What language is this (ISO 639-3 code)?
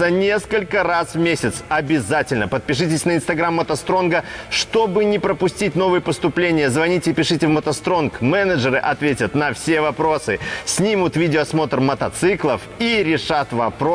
rus